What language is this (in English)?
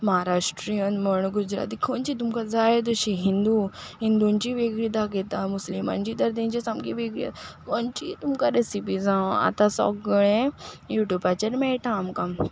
Konkani